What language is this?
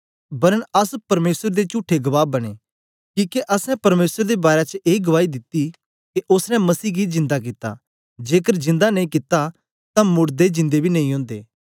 Dogri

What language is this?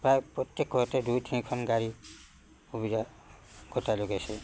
Assamese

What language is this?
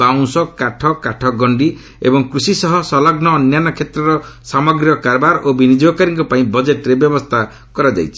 Odia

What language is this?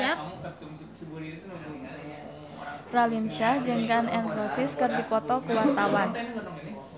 Sundanese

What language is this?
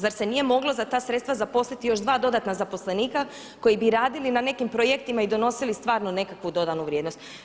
Croatian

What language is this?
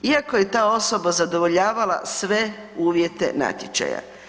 Croatian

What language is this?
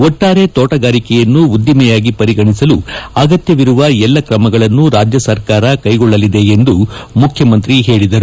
Kannada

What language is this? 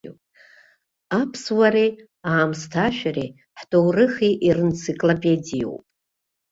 Abkhazian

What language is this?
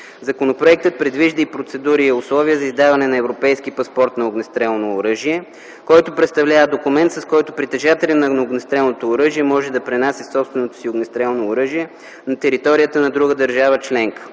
Bulgarian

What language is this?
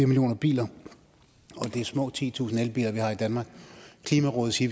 Danish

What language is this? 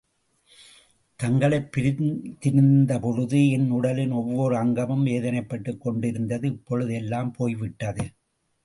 Tamil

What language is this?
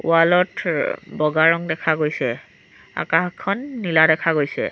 Assamese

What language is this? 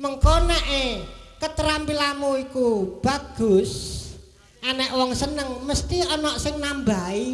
Indonesian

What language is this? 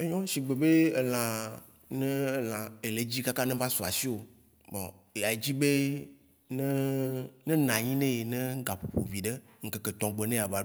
Waci Gbe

